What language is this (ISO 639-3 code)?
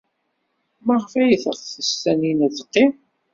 kab